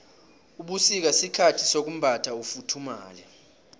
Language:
South Ndebele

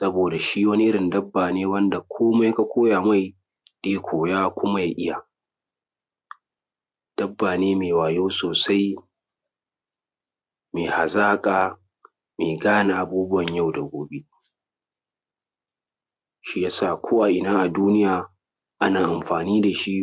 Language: Hausa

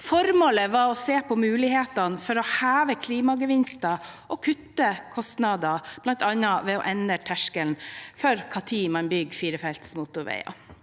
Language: Norwegian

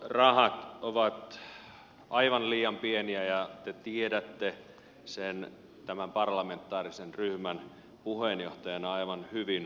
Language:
Finnish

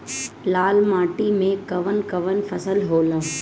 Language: Bhojpuri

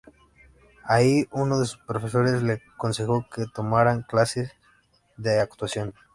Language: Spanish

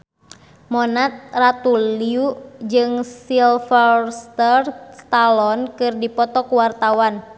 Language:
Sundanese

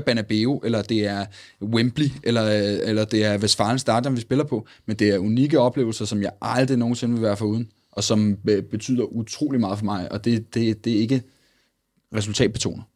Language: Danish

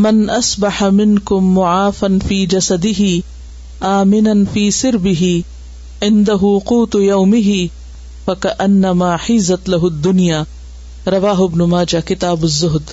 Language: Urdu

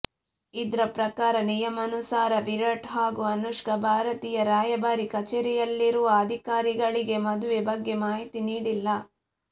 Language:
Kannada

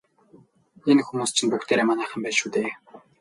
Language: Mongolian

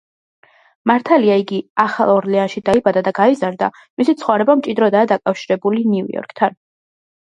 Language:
Georgian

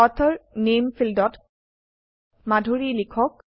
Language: Assamese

